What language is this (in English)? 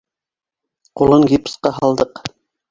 Bashkir